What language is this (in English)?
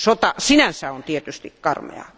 Finnish